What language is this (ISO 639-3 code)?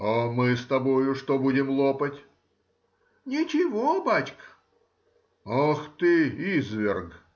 rus